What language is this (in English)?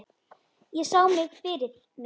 Icelandic